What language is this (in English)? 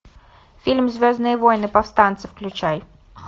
Russian